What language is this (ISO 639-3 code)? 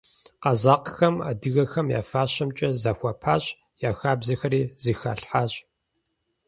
kbd